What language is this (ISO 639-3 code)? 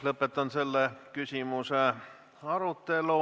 est